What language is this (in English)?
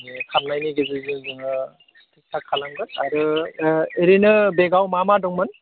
Bodo